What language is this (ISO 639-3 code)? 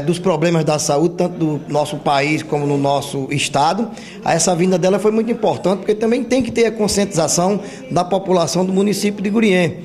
por